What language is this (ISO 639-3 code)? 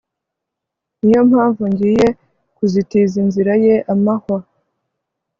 kin